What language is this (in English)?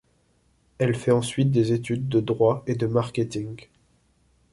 French